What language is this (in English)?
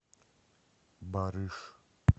Russian